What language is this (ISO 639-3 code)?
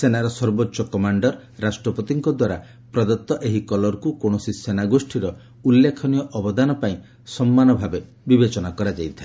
ori